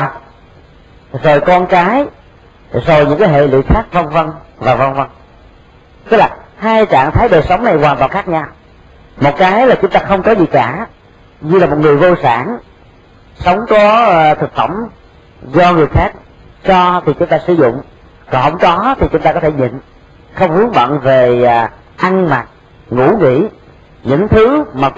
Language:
Vietnamese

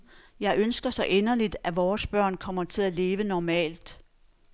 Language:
Danish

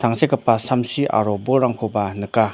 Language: Garo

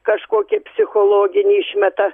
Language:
Lithuanian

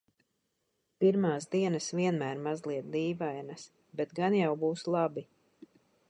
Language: Latvian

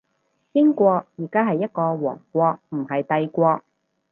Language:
Cantonese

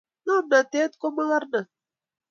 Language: Kalenjin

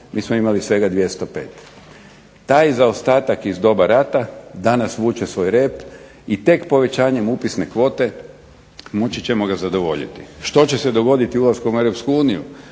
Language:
Croatian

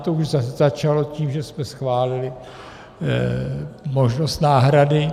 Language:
Czech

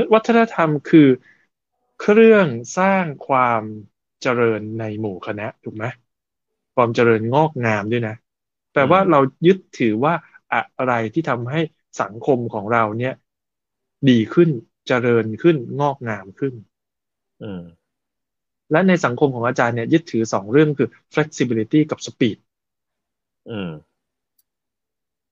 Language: Thai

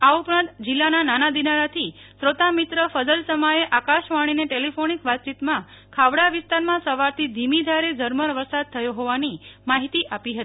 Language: Gujarati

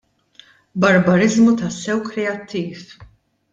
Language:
Maltese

